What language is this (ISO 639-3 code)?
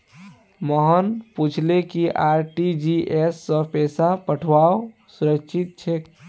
mag